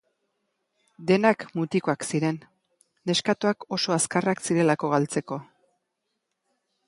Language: Basque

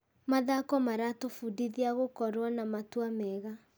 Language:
Kikuyu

